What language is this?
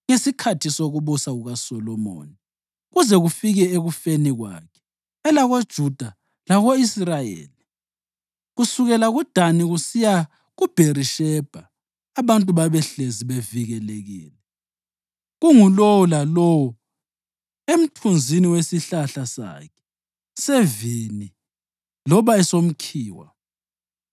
North Ndebele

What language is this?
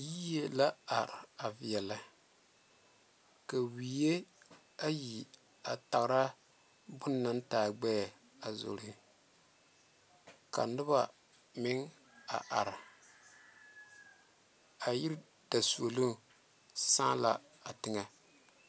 Southern Dagaare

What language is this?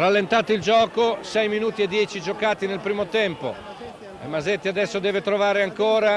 Italian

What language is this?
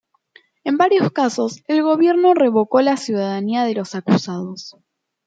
Spanish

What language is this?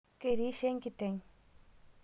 Masai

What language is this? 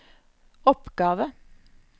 Norwegian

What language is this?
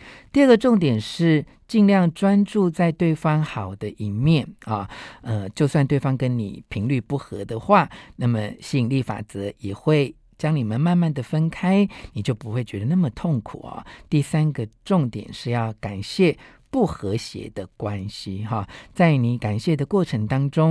Chinese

